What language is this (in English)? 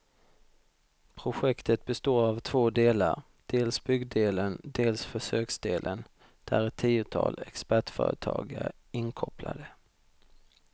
Swedish